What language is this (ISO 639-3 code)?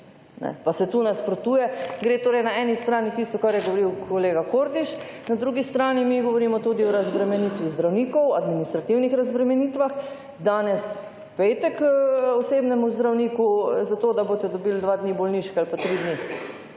slv